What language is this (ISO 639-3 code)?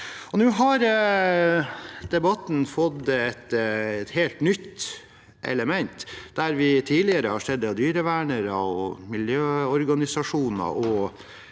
nor